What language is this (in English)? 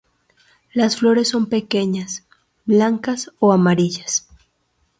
Spanish